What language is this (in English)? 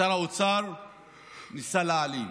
Hebrew